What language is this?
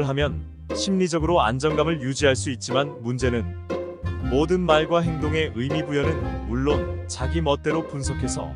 Korean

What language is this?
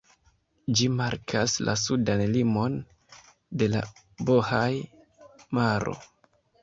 Esperanto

